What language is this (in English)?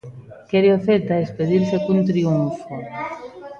Galician